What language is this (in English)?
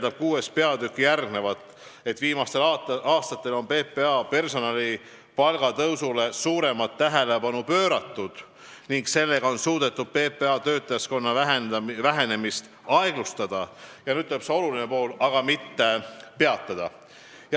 Estonian